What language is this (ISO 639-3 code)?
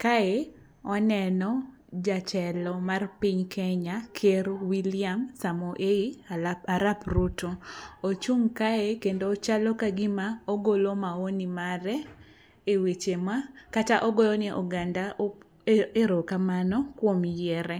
luo